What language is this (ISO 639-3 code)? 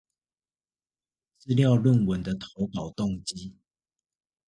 zho